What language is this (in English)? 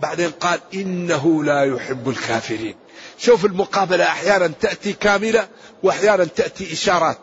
Arabic